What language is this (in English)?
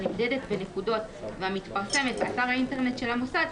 Hebrew